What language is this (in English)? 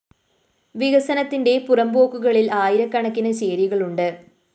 Malayalam